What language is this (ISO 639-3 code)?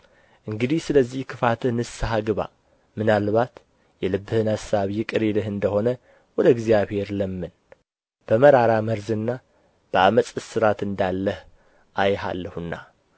amh